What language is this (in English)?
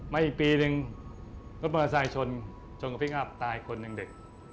Thai